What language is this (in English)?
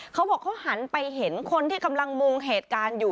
Thai